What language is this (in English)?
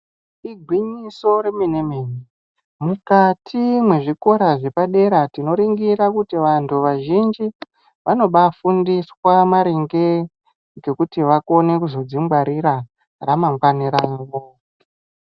Ndau